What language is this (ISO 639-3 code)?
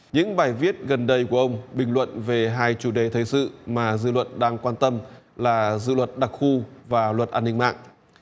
vie